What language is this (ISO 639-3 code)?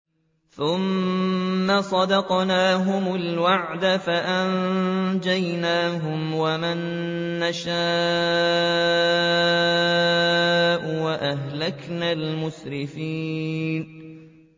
ara